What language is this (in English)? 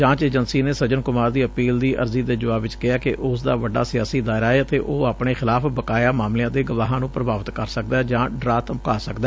Punjabi